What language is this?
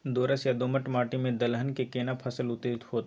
Maithili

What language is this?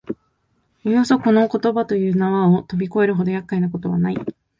Japanese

